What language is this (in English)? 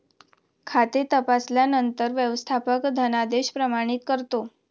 Marathi